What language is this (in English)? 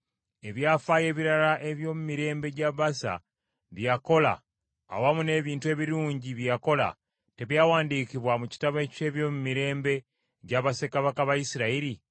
Ganda